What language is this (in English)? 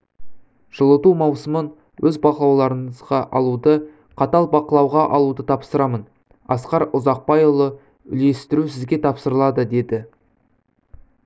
Kazakh